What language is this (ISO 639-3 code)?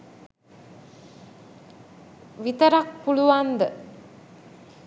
sin